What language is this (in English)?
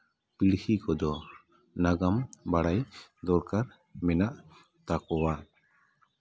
Santali